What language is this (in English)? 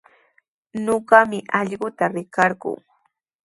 Sihuas Ancash Quechua